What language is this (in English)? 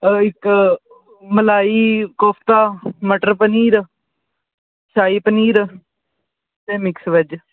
Punjabi